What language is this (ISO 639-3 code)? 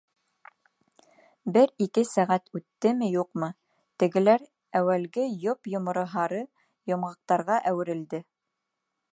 bak